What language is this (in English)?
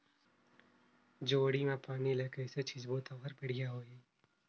Chhattisgarhi